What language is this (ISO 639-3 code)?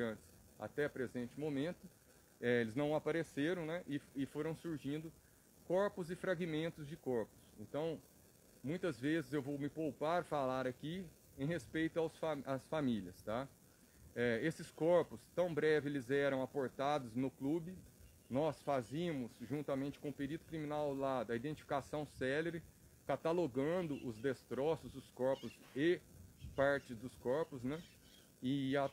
por